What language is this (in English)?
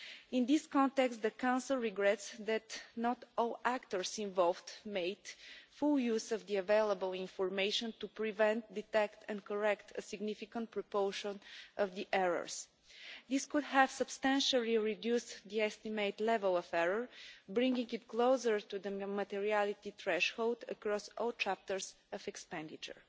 English